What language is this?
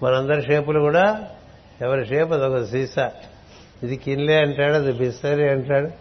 Telugu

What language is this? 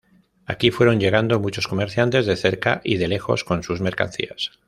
Spanish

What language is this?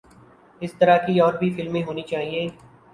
Urdu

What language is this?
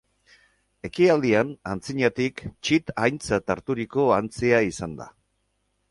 Basque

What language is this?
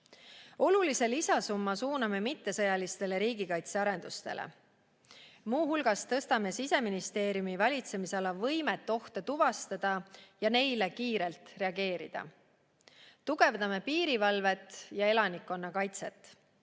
Estonian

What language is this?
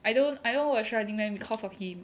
English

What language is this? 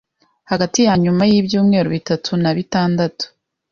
Kinyarwanda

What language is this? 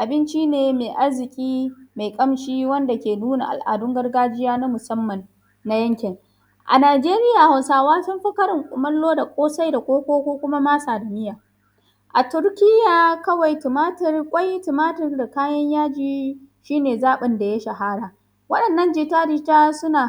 Hausa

